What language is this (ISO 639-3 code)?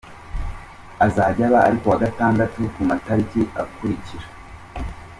kin